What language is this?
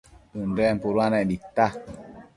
Matsés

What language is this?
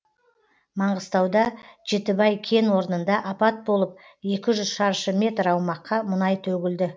Kazakh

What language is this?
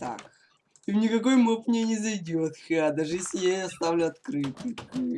Russian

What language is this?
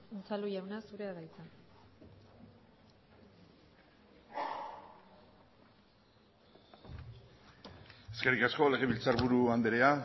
Basque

